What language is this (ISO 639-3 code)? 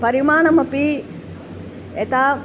san